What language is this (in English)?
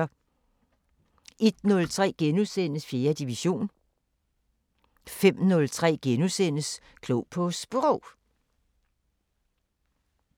Danish